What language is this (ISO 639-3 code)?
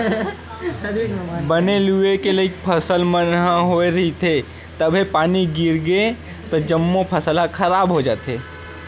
hne